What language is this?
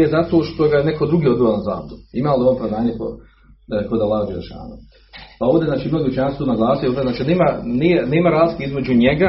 Croatian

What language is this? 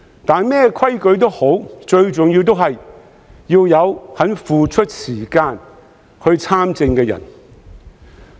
Cantonese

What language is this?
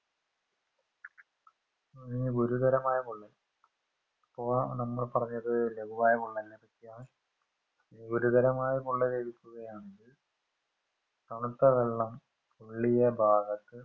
Malayalam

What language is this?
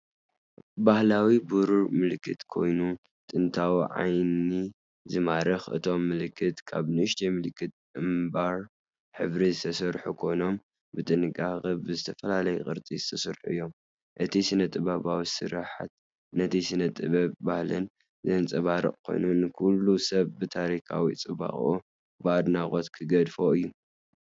Tigrinya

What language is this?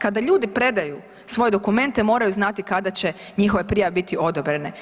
Croatian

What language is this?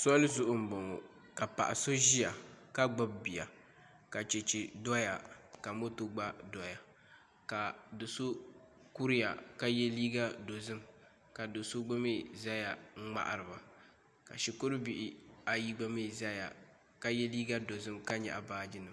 Dagbani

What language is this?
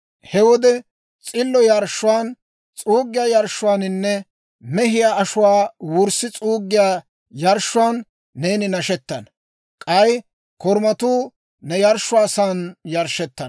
Dawro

